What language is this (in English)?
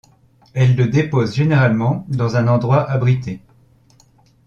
French